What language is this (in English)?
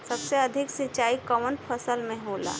Bhojpuri